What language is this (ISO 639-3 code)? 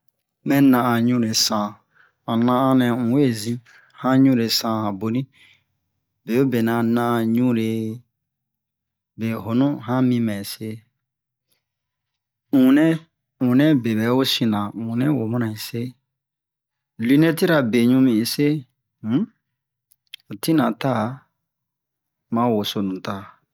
bmq